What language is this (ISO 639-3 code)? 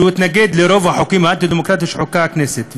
heb